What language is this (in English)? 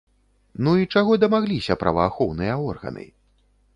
Belarusian